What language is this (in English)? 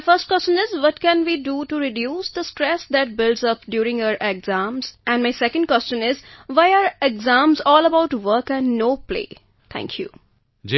Punjabi